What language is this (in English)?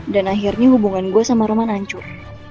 Indonesian